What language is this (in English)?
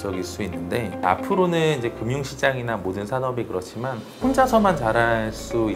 Korean